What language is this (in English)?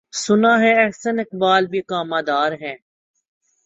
Urdu